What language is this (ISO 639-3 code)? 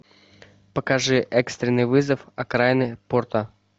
rus